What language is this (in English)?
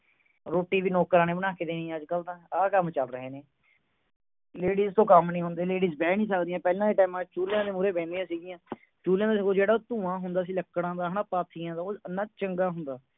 Punjabi